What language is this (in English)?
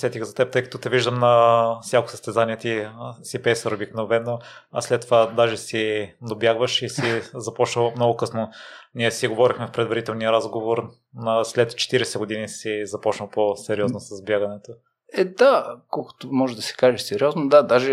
Bulgarian